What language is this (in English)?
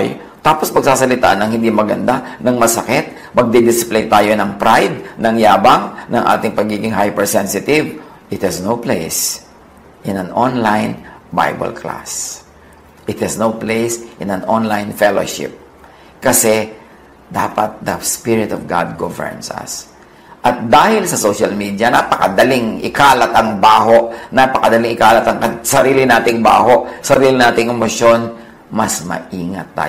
Filipino